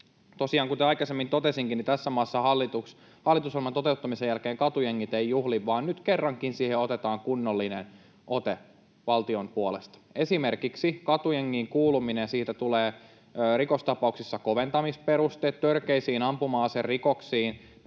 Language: Finnish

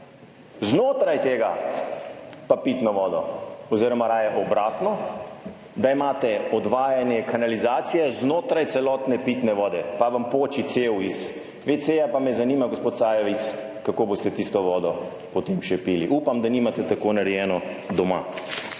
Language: Slovenian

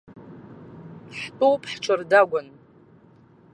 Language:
Abkhazian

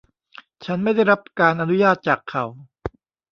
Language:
Thai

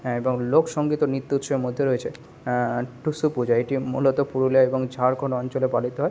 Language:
Bangla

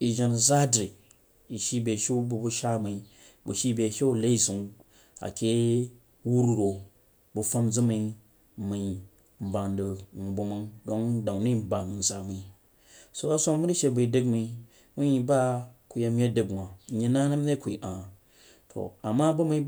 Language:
Jiba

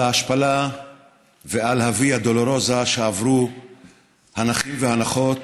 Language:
Hebrew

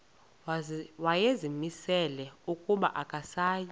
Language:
Xhosa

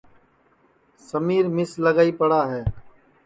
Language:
Sansi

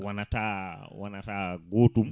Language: Fula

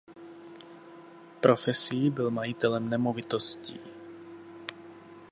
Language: Czech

